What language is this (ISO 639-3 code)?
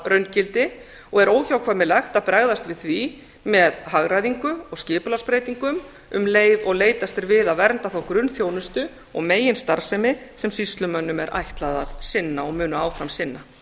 isl